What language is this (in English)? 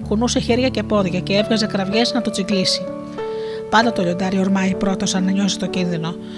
Greek